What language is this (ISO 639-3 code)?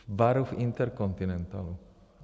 ces